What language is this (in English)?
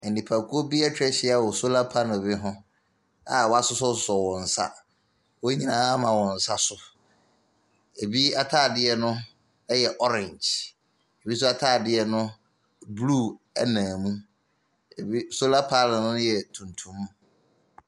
Akan